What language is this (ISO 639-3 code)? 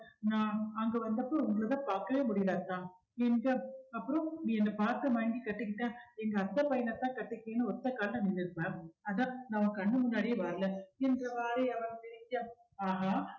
tam